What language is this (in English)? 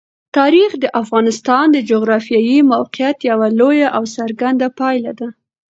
Pashto